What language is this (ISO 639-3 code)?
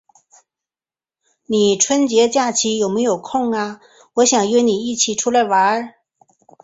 zho